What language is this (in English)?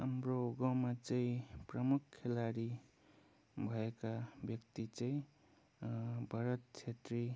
Nepali